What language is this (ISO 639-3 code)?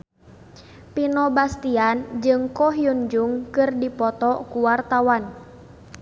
sun